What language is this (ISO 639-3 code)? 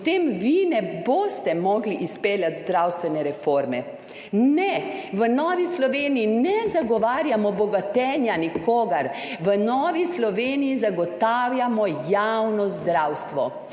slv